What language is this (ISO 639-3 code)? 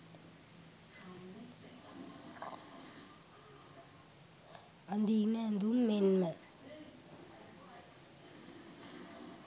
sin